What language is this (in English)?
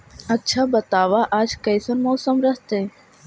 Magahi